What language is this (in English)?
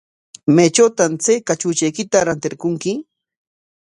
Corongo Ancash Quechua